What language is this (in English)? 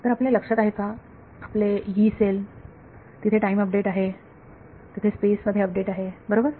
Marathi